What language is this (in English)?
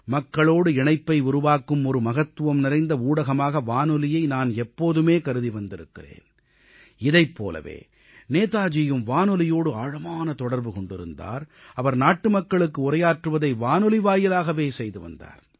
Tamil